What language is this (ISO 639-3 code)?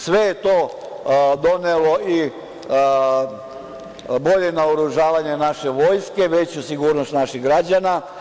srp